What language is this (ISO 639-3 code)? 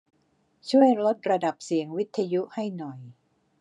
tha